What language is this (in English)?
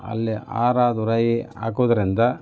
Kannada